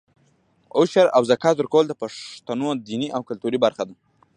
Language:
Pashto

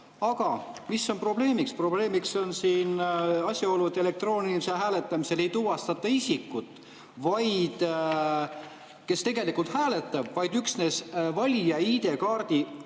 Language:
Estonian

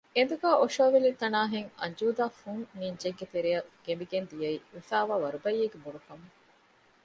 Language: Divehi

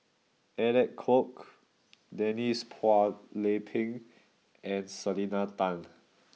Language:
English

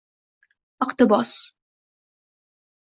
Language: Uzbek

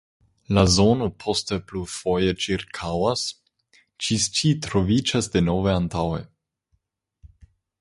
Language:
Esperanto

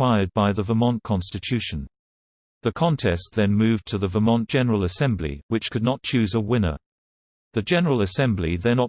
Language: English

